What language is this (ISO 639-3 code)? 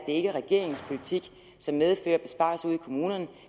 dan